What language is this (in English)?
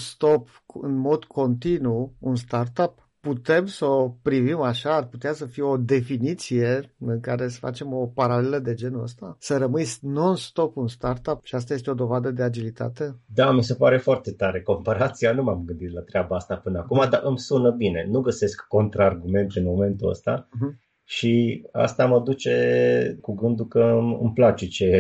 Romanian